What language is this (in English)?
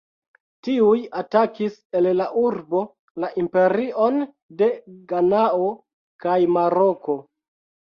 Esperanto